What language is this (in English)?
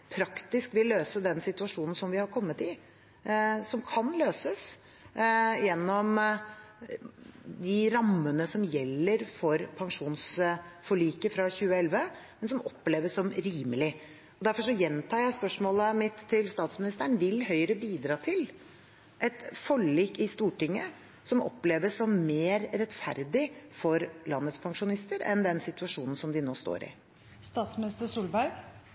Norwegian Bokmål